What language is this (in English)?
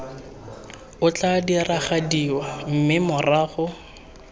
Tswana